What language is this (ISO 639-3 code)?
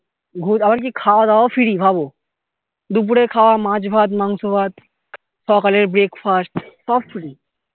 ben